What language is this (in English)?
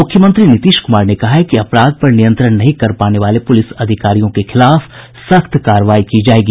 Hindi